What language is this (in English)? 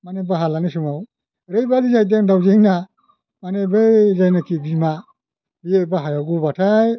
Bodo